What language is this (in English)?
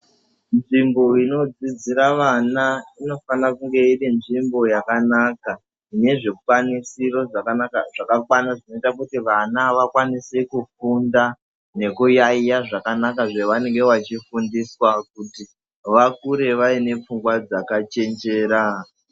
Ndau